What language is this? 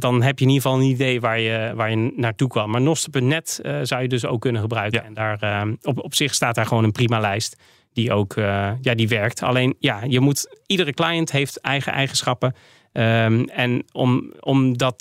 Dutch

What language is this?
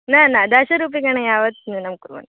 Sanskrit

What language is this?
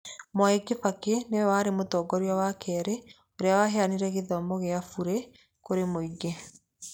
Kikuyu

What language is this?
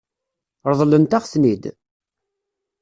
Kabyle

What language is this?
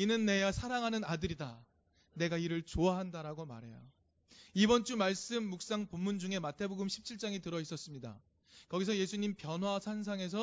Korean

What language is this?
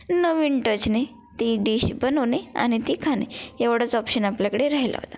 Marathi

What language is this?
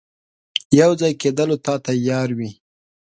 Pashto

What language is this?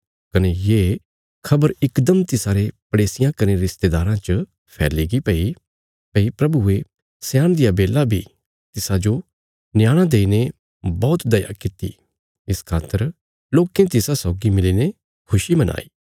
Bilaspuri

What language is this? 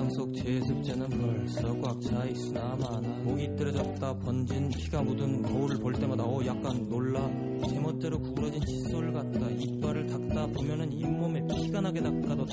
Korean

